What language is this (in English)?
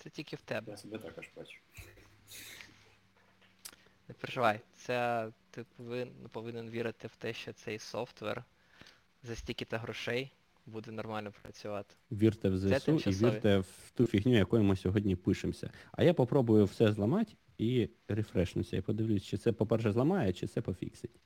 Ukrainian